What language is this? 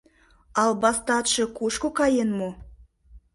Mari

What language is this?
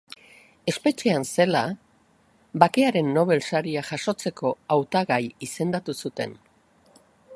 Basque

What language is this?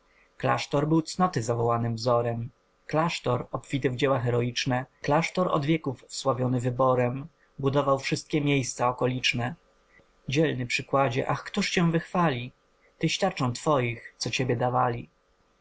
Polish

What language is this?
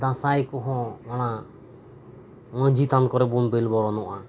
Santali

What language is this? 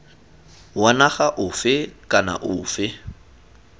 Tswana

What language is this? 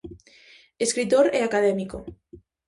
Galician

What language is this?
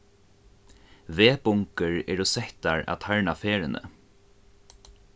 Faroese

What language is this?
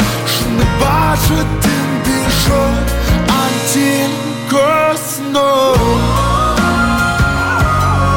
Ukrainian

